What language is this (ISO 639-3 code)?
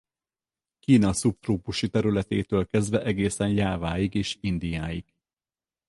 hun